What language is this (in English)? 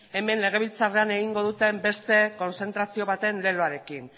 Basque